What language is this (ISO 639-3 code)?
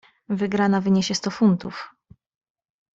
pol